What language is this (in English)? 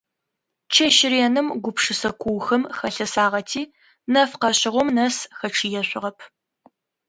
Adyghe